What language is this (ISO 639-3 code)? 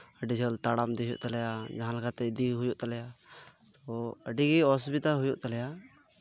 sat